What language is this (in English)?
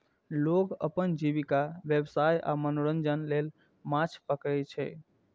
Maithili